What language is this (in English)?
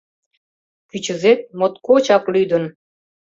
Mari